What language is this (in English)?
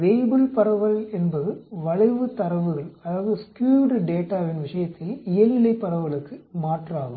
Tamil